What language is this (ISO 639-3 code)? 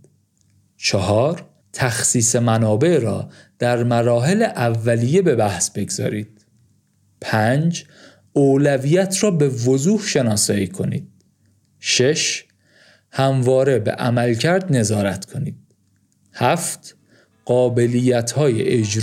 fas